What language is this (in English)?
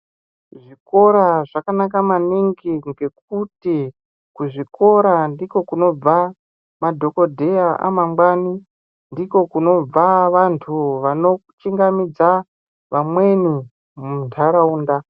Ndau